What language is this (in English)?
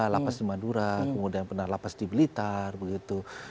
Indonesian